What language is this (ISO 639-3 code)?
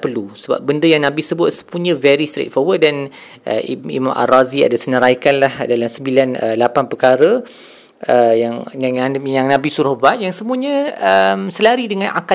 msa